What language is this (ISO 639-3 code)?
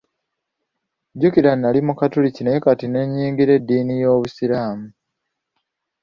lug